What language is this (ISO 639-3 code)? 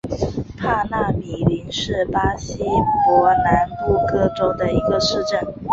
zho